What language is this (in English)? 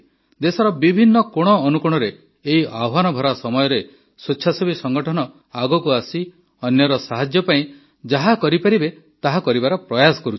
Odia